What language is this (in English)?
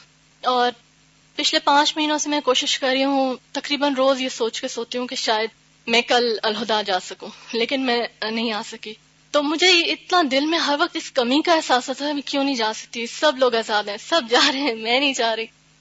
Urdu